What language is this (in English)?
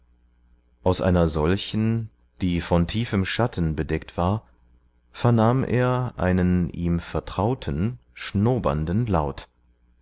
German